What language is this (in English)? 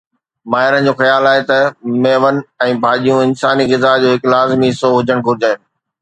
Sindhi